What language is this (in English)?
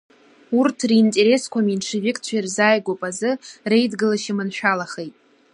Abkhazian